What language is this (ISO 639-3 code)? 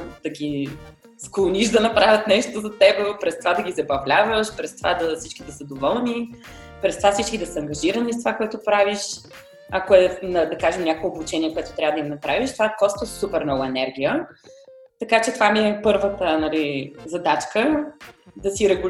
bul